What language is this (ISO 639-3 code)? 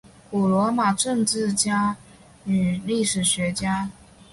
zho